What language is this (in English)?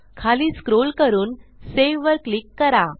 Marathi